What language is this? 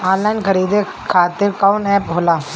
Bhojpuri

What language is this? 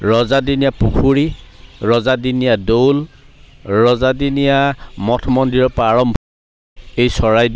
Assamese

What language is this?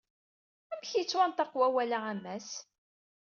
Kabyle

